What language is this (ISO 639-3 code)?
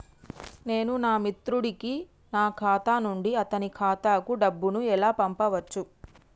tel